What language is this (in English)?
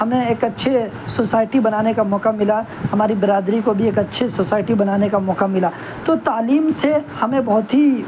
Urdu